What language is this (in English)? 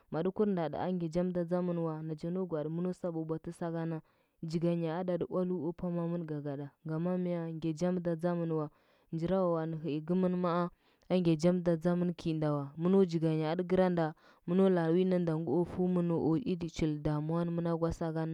Huba